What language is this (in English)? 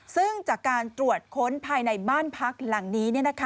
Thai